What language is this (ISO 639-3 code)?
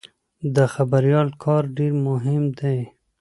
pus